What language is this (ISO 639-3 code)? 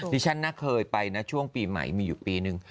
tha